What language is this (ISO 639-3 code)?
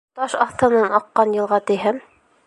bak